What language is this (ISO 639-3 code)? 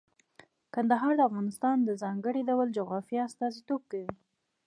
pus